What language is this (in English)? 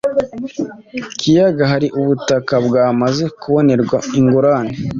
Kinyarwanda